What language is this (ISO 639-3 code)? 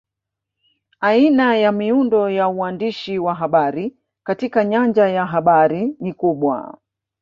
swa